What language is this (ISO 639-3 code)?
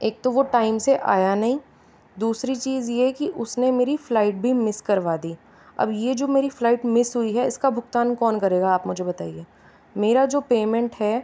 hin